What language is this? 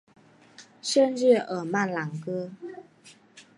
Chinese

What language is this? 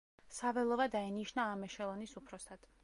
Georgian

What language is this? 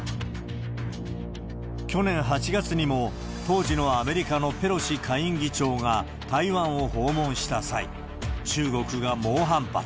Japanese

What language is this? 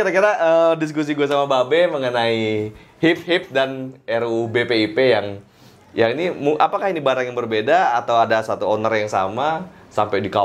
Indonesian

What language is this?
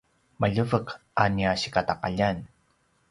Paiwan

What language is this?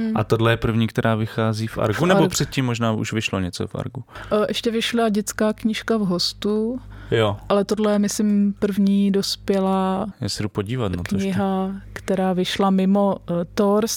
Czech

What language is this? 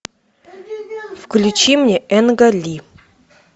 Russian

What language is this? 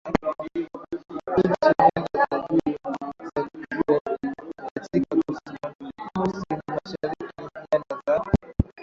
Swahili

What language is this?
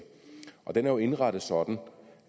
Danish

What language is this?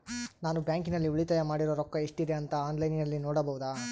Kannada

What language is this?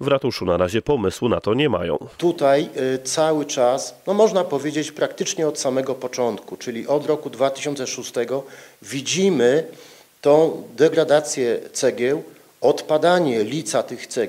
Polish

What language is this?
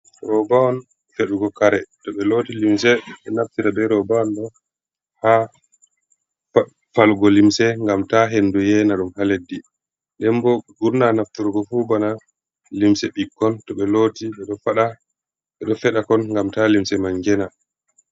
Fula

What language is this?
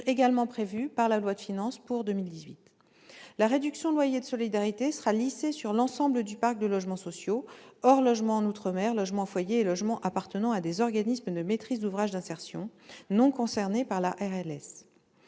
French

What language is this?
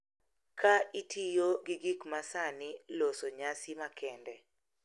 Luo (Kenya and Tanzania)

